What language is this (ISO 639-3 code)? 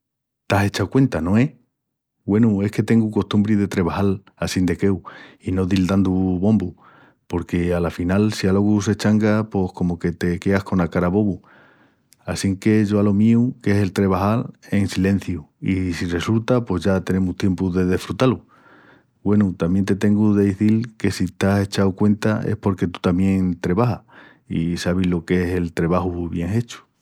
ext